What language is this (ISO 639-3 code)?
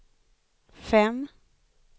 swe